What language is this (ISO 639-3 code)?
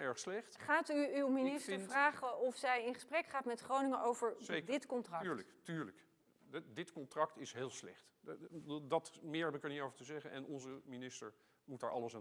nld